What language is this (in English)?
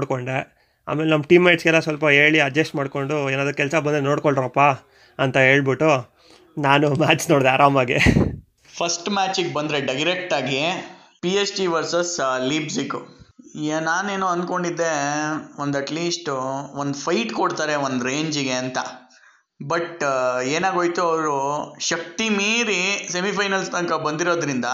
Kannada